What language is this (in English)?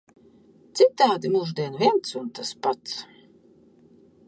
Latvian